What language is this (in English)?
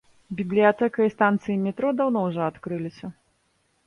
Belarusian